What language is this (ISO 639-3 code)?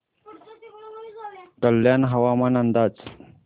mar